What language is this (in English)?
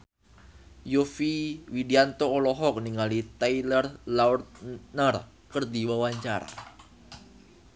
Sundanese